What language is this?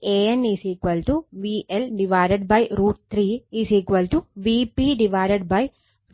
Malayalam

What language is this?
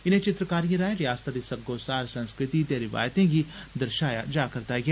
Dogri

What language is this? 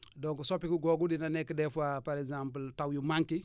Wolof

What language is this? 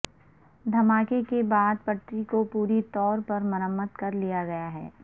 Urdu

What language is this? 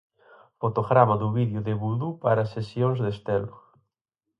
Galician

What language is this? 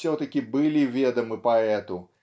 Russian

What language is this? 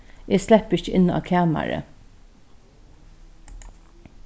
Faroese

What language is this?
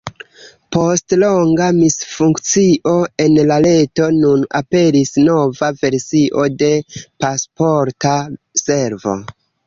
Esperanto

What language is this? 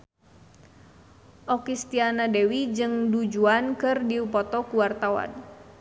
Sundanese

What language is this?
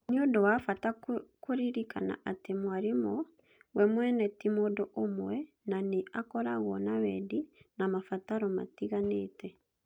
Kikuyu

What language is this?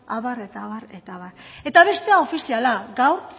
Basque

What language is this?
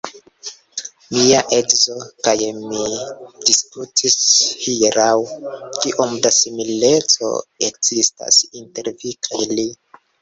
Esperanto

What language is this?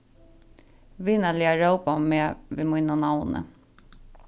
Faroese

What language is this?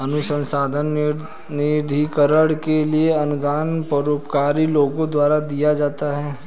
Hindi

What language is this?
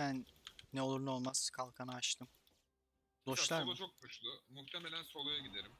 Turkish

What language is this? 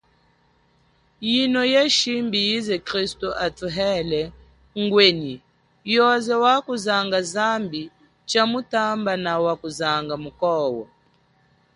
Chokwe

